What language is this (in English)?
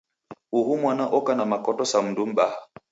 Taita